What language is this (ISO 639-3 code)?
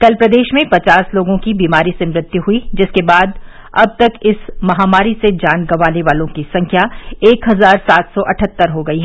hin